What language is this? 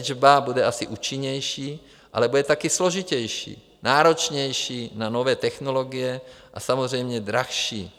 Czech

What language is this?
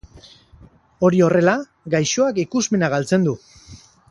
Basque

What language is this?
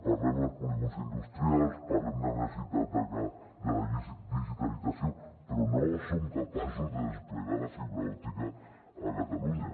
Catalan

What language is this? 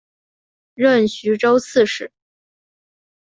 Chinese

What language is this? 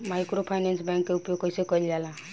Bhojpuri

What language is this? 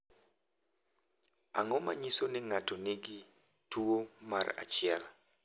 Luo (Kenya and Tanzania)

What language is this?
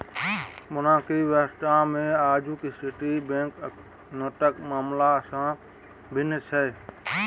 Maithili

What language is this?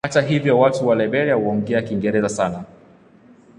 Swahili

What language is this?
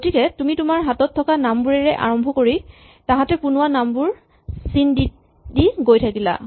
Assamese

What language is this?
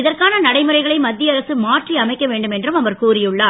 Tamil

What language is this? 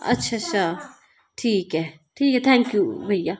Dogri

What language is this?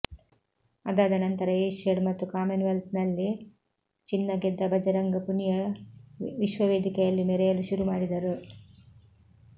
Kannada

